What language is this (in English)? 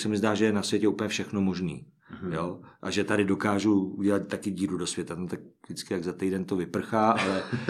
Czech